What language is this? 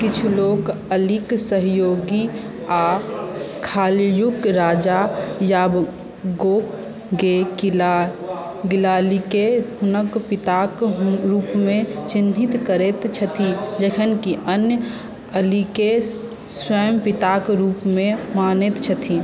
Maithili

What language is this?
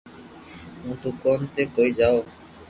Loarki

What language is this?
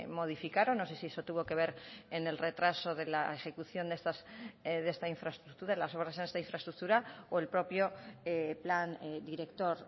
Spanish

